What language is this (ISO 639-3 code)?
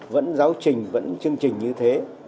vie